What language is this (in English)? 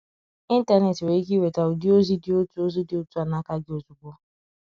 Igbo